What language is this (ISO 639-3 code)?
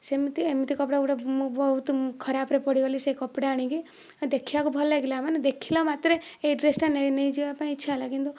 ori